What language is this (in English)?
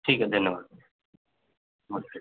Hindi